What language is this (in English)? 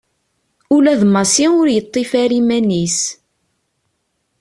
Kabyle